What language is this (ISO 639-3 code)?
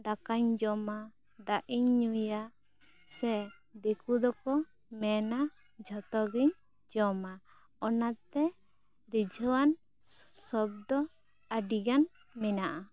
sat